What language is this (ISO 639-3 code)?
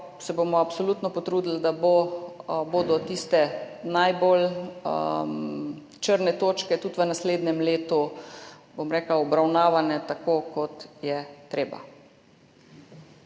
slv